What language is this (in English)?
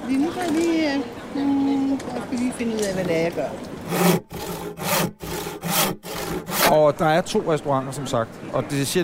Danish